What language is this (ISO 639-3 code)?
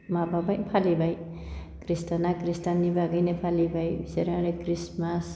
brx